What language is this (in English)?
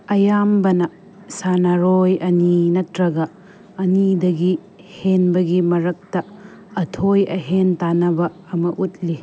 Manipuri